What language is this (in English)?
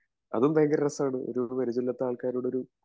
Malayalam